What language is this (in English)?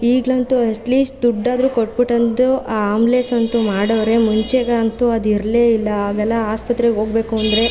Kannada